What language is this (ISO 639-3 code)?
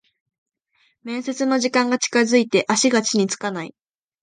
jpn